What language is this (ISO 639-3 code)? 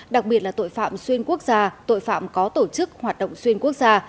vie